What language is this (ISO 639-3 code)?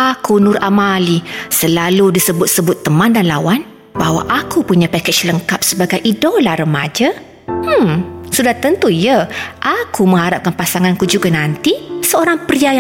msa